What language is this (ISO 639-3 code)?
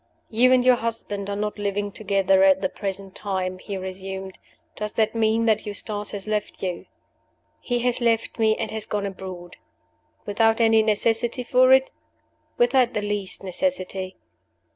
eng